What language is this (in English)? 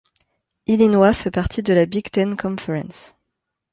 French